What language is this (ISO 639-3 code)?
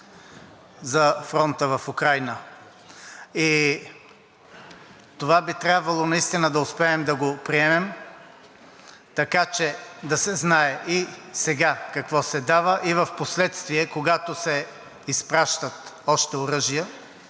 bul